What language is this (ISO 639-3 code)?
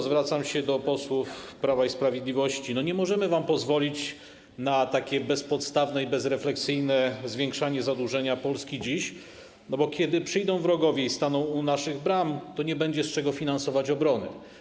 pol